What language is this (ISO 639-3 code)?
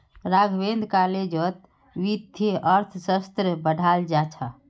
mag